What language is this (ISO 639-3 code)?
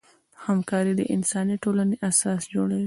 pus